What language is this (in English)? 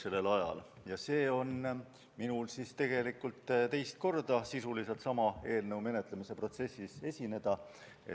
Estonian